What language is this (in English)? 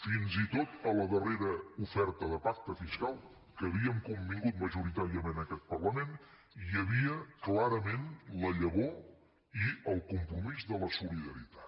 Catalan